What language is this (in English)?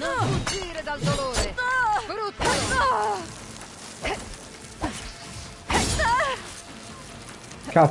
Italian